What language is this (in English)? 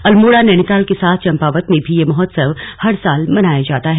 Hindi